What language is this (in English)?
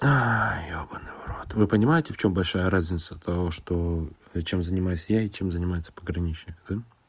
Russian